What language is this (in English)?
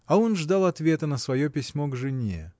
Russian